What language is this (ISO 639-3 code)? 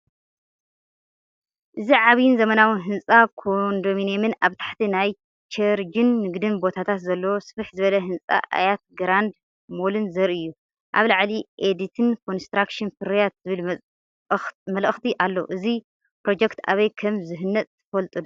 tir